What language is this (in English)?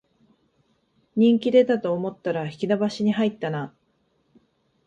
Japanese